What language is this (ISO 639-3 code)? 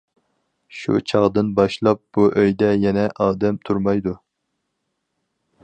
uig